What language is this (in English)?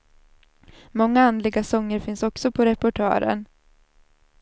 Swedish